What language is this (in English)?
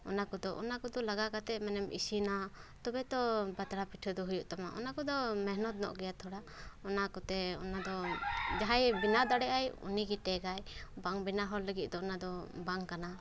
Santali